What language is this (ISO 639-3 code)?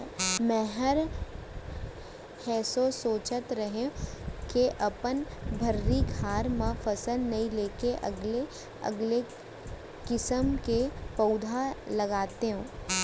hne